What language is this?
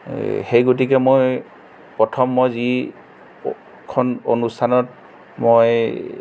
Assamese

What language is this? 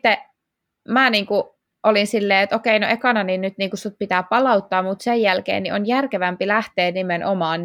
Finnish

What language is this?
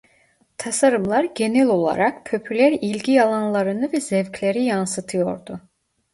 Turkish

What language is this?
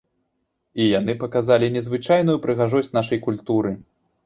Belarusian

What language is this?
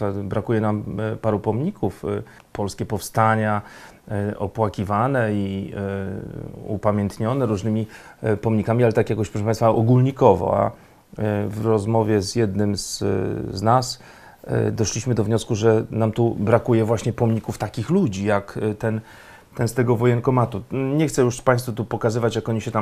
Polish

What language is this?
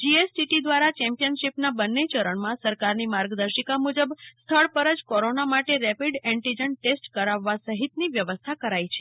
Gujarati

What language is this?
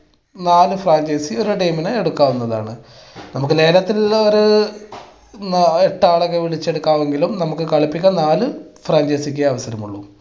Malayalam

